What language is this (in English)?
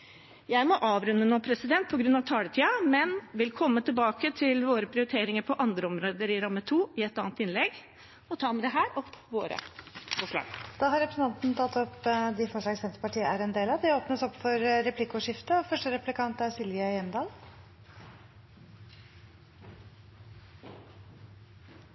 Norwegian Bokmål